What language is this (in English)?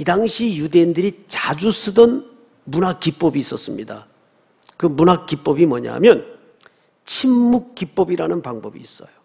Korean